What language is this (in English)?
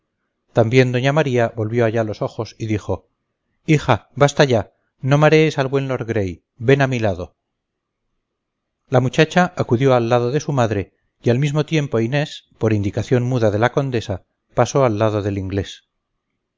Spanish